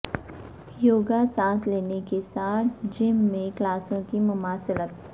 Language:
Urdu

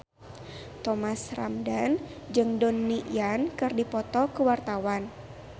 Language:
Sundanese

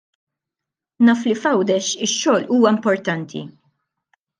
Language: Maltese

